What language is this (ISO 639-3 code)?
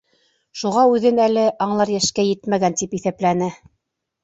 bak